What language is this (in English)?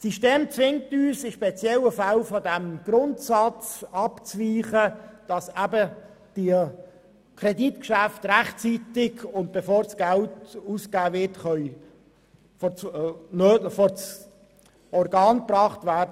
Swiss German